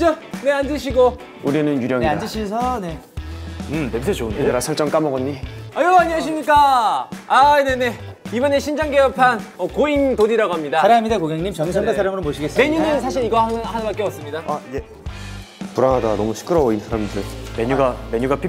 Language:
Korean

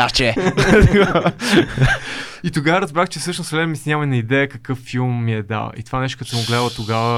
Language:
Bulgarian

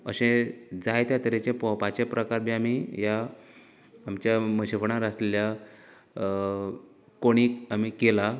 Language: Konkani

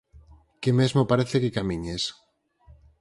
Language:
Galician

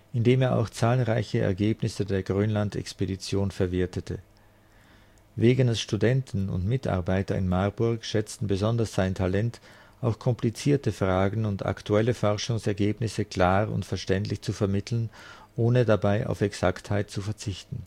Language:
German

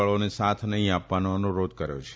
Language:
Gujarati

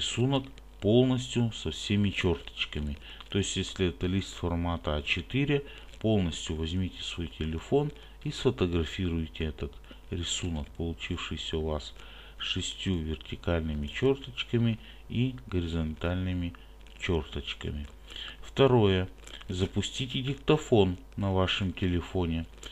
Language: Russian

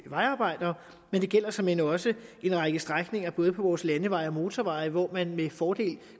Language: Danish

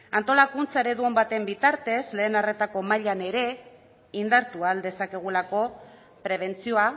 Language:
Basque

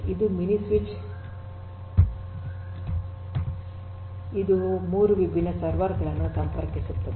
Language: Kannada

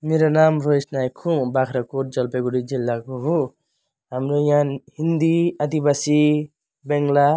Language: Nepali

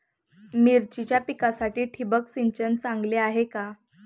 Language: Marathi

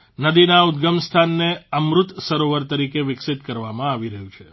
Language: Gujarati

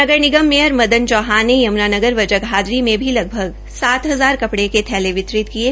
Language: Hindi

